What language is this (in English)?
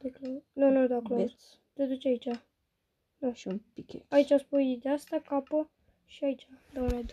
Romanian